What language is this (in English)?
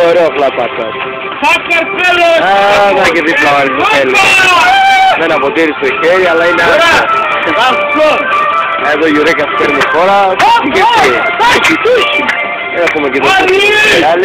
Greek